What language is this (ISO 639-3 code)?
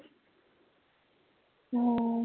ben